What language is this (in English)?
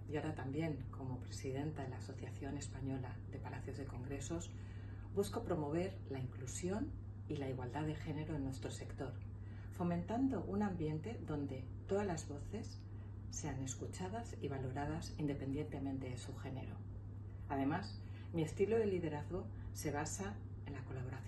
Spanish